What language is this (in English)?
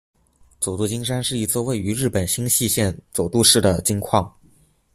Chinese